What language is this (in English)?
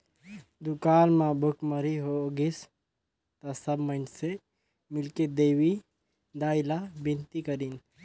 Chhattisgarhi